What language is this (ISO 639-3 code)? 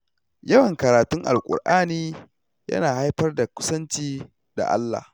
hau